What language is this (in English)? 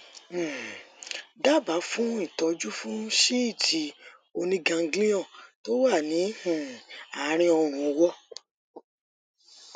Yoruba